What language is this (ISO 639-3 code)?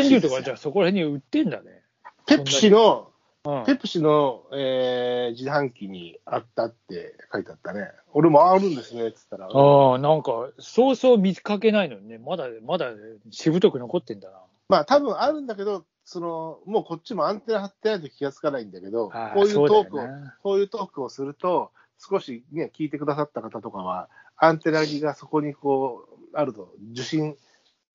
jpn